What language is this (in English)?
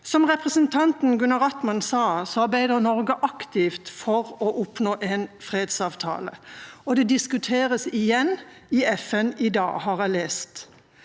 Norwegian